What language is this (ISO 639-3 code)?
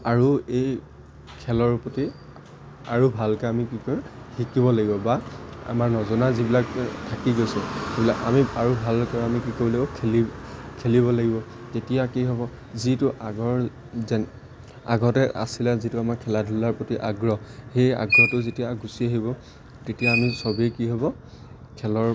asm